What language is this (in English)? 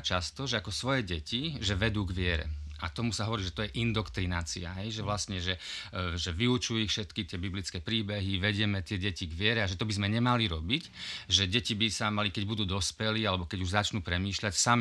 Slovak